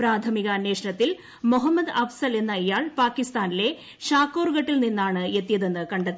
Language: Malayalam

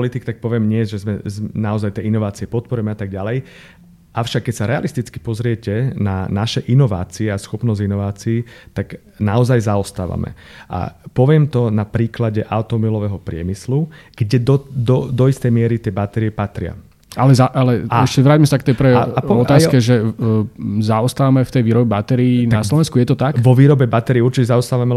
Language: Slovak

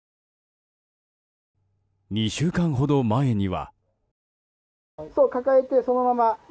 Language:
Japanese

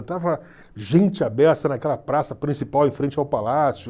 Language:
Portuguese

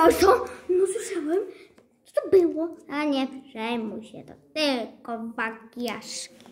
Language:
Polish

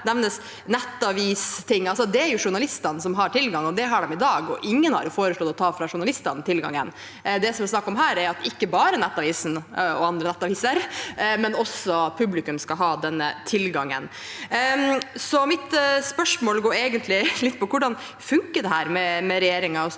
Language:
Norwegian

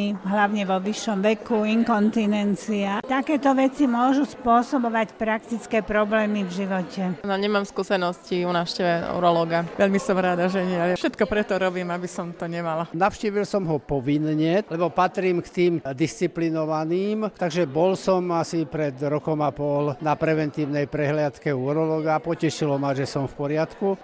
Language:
Slovak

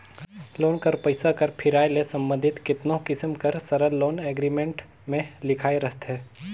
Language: Chhattisgarhi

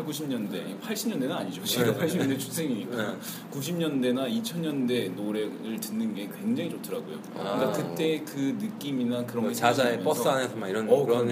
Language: Korean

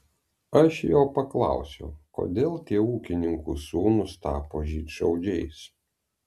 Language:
Lithuanian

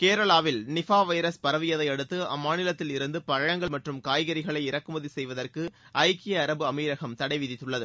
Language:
Tamil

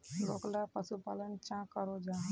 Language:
Magahi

